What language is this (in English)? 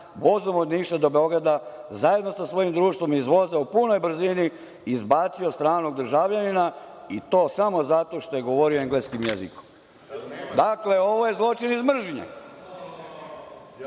Serbian